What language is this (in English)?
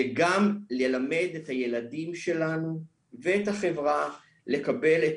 Hebrew